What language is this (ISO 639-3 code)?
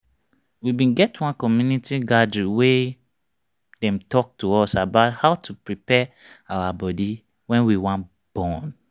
pcm